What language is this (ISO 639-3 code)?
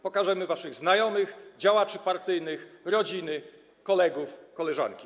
pol